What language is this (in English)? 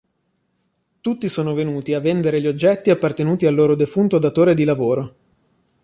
Italian